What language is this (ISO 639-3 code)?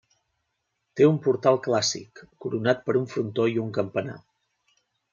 cat